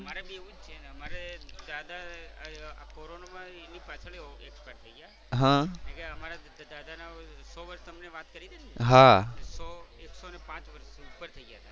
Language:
Gujarati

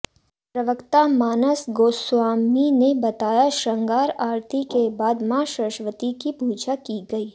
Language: Hindi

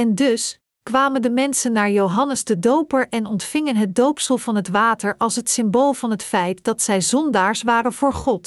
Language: Dutch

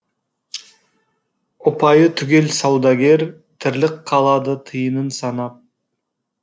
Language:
Kazakh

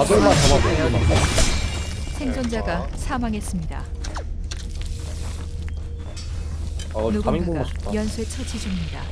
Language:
Korean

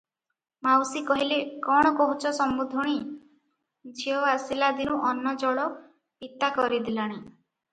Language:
Odia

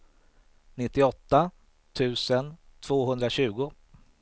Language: Swedish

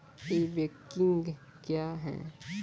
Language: Maithili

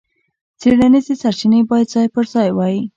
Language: Pashto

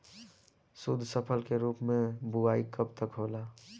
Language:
Bhojpuri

